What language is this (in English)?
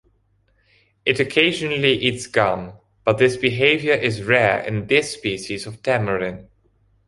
English